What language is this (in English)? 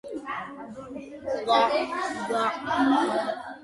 Georgian